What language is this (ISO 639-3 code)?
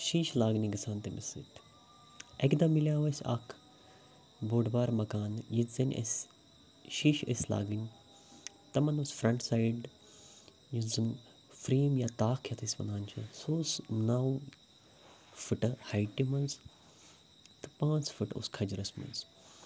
kas